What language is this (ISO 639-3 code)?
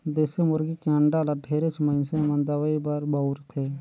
hne